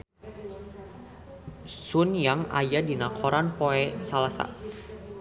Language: Sundanese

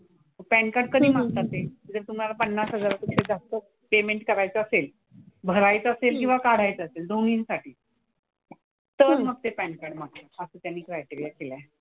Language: Marathi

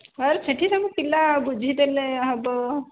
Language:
Odia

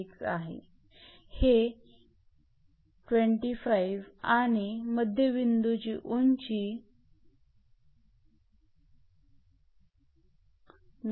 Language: Marathi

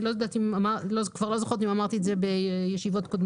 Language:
Hebrew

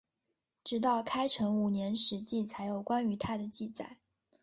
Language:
Chinese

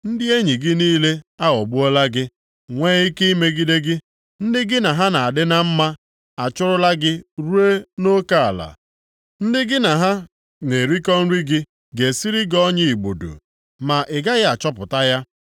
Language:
Igbo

